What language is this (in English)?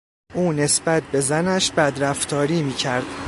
Persian